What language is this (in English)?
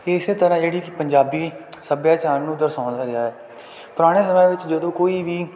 Punjabi